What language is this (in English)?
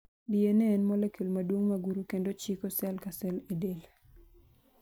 Luo (Kenya and Tanzania)